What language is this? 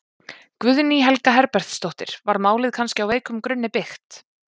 Icelandic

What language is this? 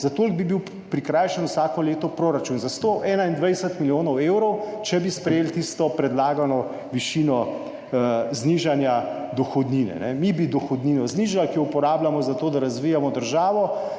Slovenian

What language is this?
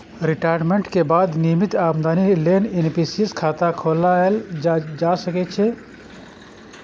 Maithili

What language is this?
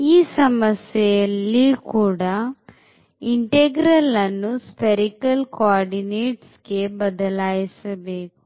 Kannada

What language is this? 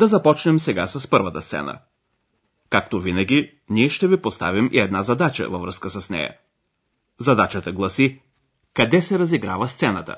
Bulgarian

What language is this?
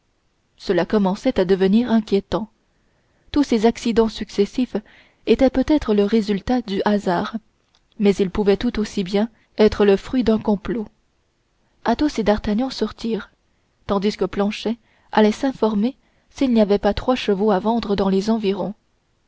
French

